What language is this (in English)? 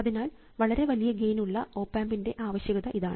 Malayalam